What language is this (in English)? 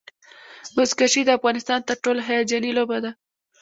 Pashto